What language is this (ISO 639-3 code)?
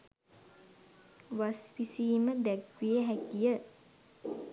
sin